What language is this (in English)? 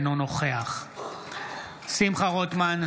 Hebrew